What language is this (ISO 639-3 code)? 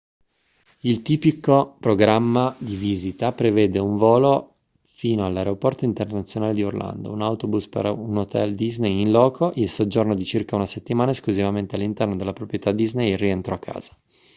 ita